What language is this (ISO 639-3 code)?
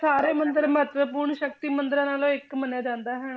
pan